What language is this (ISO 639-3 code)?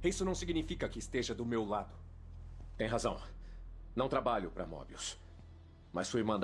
por